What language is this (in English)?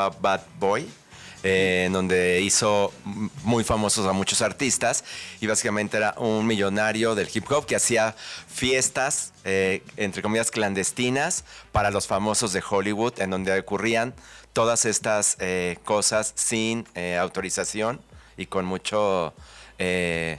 Spanish